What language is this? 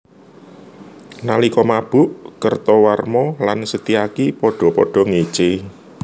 Javanese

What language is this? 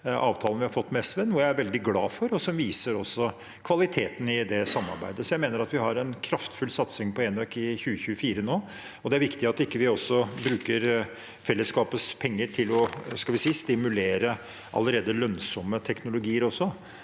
Norwegian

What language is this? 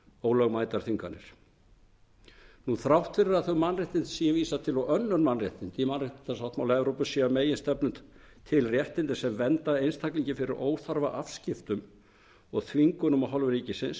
Icelandic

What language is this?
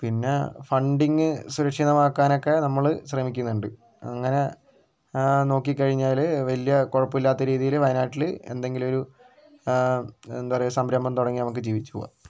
Malayalam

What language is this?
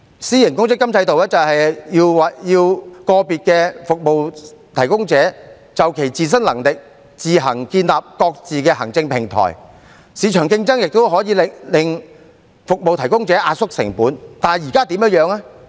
Cantonese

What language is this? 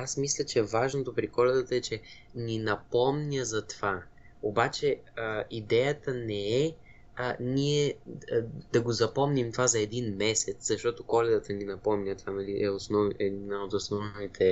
Bulgarian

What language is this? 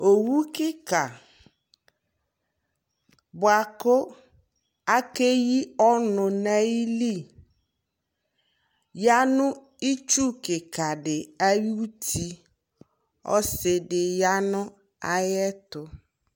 Ikposo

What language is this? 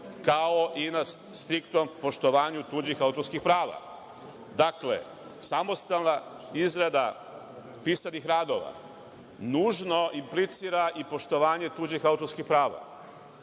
Serbian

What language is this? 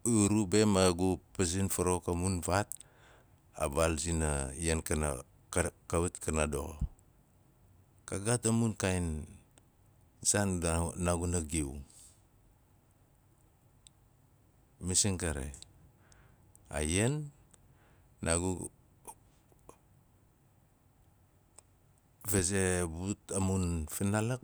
Nalik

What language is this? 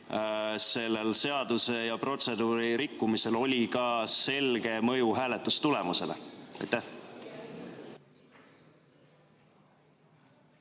Estonian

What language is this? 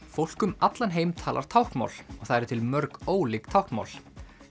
Icelandic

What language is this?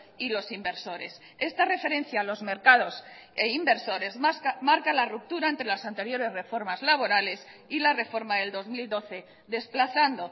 Spanish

